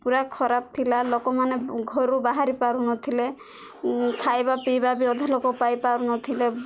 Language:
Odia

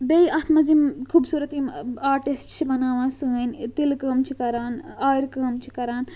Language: Kashmiri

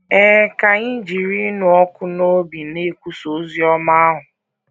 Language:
Igbo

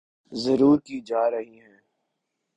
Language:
Urdu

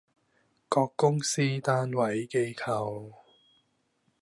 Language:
Cantonese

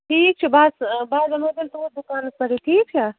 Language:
Kashmiri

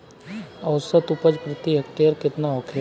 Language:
Bhojpuri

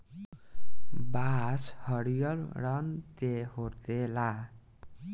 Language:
Bhojpuri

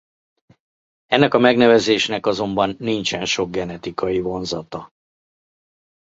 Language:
Hungarian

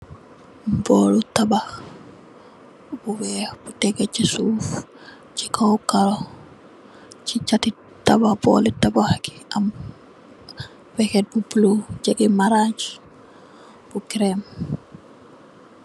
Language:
Wolof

